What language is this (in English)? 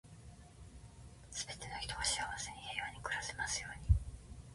Japanese